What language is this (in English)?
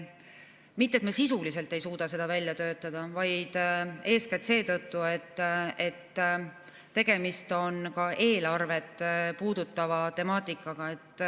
Estonian